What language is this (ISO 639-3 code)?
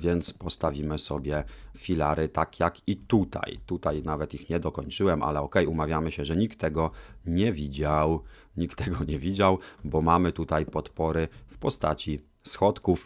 pol